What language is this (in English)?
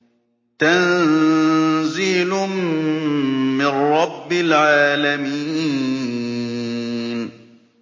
Arabic